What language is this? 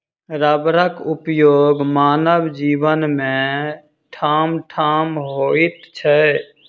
Maithili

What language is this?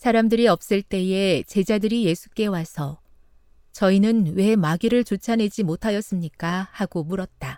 Korean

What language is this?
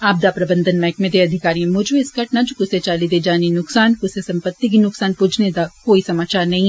Dogri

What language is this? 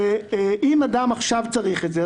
Hebrew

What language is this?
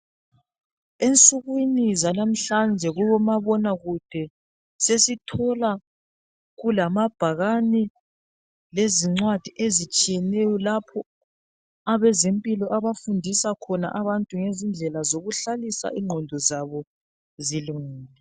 North Ndebele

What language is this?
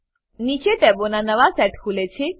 Gujarati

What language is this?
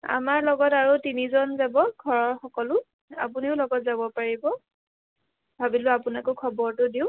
Assamese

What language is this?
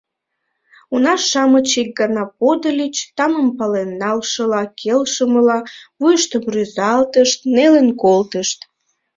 Mari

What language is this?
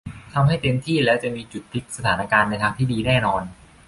Thai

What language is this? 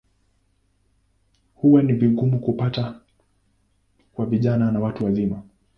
Swahili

